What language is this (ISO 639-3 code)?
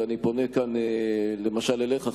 heb